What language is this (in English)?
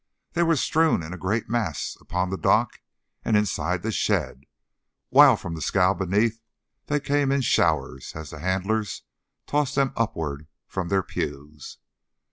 English